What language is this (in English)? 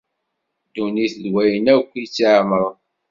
Kabyle